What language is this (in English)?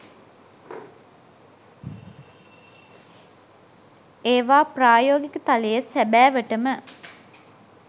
Sinhala